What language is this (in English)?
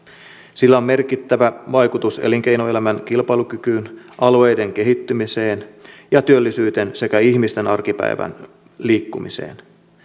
Finnish